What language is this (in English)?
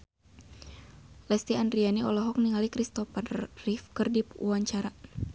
Sundanese